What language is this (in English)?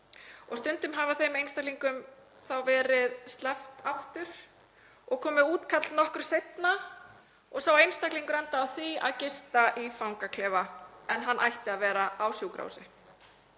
Icelandic